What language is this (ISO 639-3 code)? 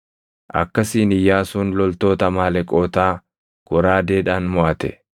orm